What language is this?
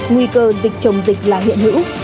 Vietnamese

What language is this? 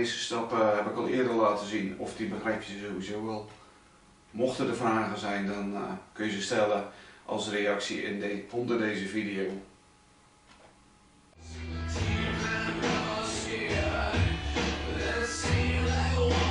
Dutch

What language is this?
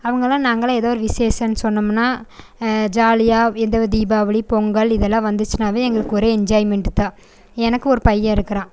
Tamil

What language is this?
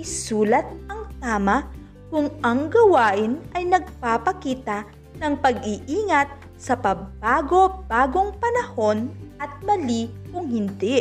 Filipino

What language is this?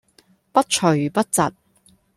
Cantonese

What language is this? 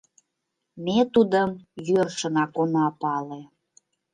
Mari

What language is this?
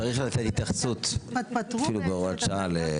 Hebrew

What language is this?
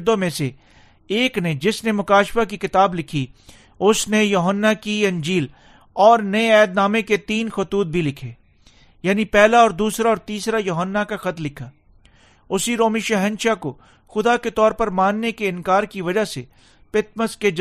Urdu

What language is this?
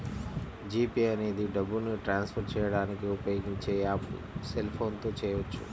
Telugu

